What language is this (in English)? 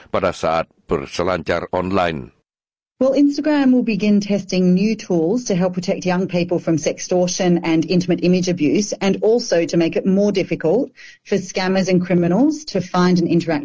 Indonesian